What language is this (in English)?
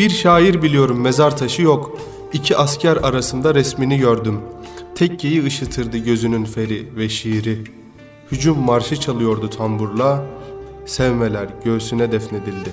Turkish